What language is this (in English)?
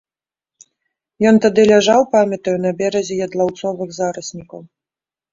Belarusian